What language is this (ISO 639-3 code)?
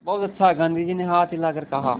hin